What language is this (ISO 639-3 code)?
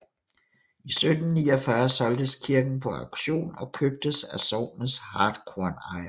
dan